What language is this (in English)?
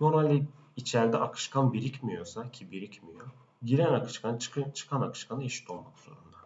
Turkish